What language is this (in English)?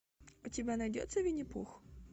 Russian